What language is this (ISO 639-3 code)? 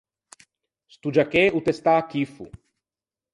lij